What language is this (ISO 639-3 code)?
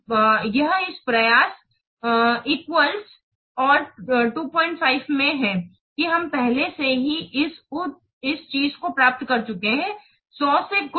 hin